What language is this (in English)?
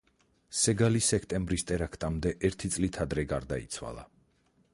Georgian